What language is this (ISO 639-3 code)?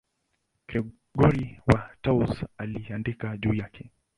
swa